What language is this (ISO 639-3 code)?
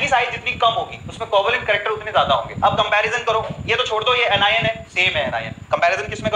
hin